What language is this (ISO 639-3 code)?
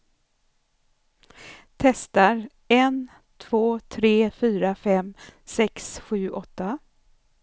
swe